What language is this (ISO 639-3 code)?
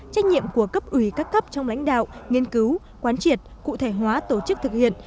vie